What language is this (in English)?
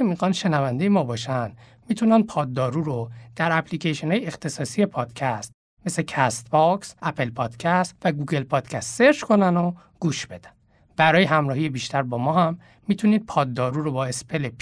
Persian